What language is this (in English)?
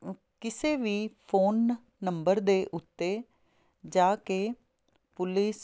Punjabi